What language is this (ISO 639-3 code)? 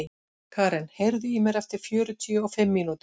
isl